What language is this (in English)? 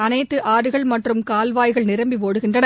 Tamil